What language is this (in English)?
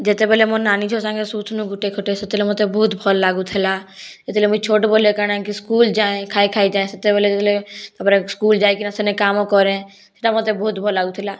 Odia